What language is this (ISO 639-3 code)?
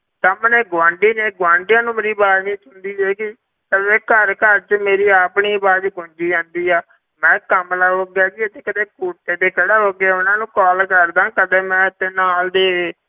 pan